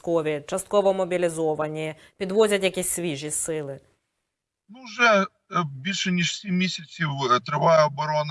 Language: Ukrainian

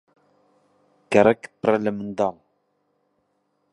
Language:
Central Kurdish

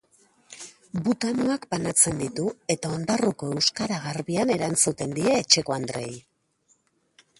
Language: Basque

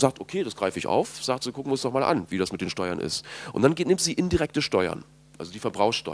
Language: German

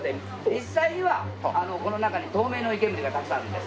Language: Japanese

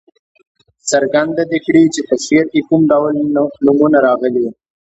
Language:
Pashto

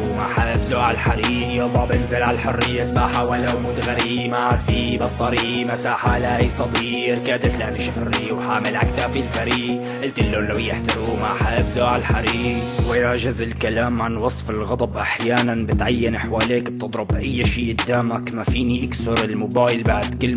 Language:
Arabic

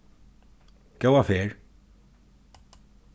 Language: Faroese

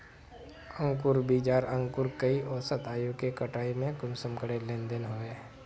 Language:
Magahi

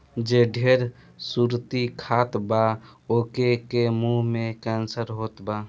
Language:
Bhojpuri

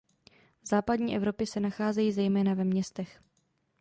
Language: Czech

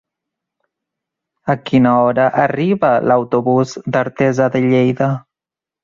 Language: Catalan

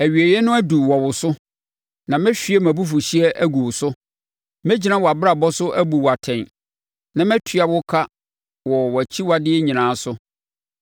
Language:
Akan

